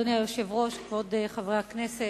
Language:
Hebrew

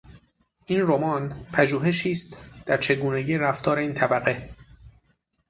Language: Persian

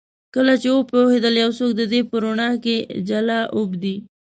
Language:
Pashto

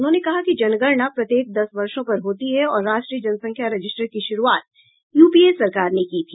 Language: Hindi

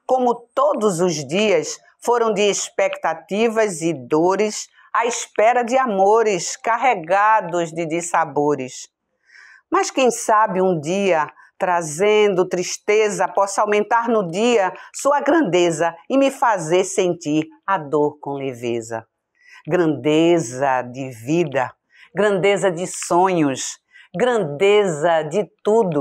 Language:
Portuguese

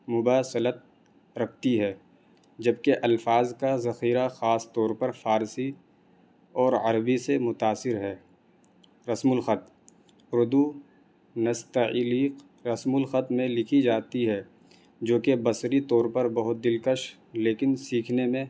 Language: Urdu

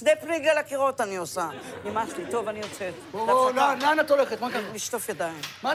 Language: Hebrew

